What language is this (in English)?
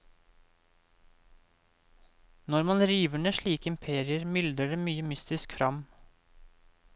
Norwegian